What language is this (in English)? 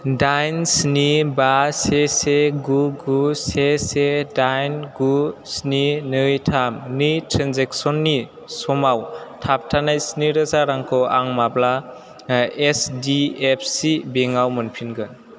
Bodo